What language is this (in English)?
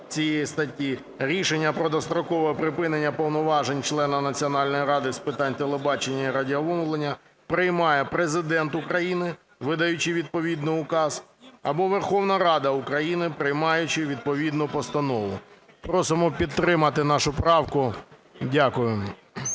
Ukrainian